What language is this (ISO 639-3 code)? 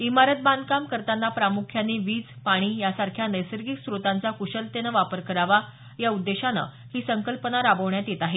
mar